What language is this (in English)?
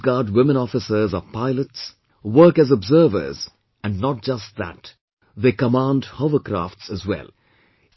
English